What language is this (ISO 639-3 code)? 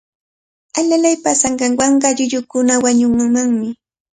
qvl